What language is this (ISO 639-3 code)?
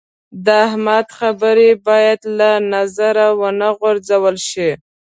pus